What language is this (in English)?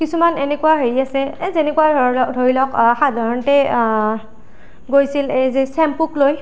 Assamese